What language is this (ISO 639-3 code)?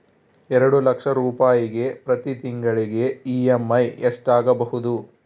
kan